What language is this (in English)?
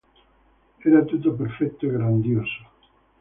Italian